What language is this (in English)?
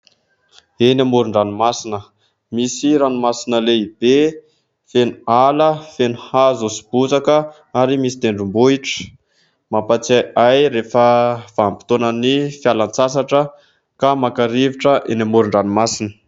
Malagasy